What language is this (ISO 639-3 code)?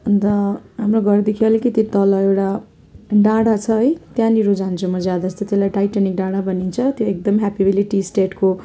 nep